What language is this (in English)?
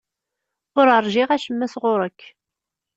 Kabyle